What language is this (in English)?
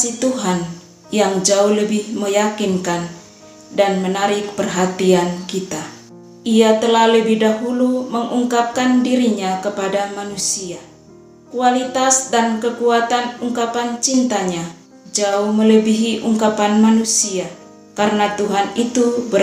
Indonesian